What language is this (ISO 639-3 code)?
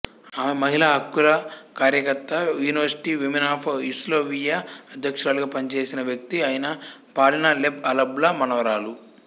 tel